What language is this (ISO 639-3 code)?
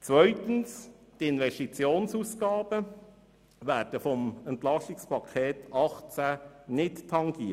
gsw